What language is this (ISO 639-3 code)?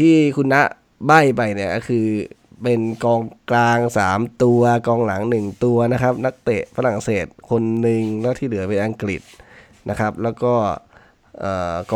tha